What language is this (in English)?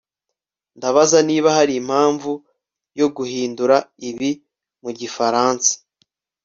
Kinyarwanda